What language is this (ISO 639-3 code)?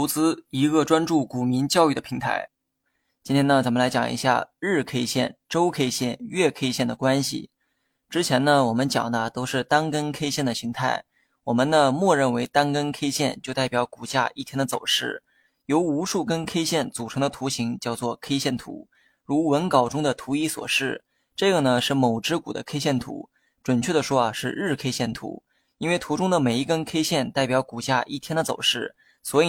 zho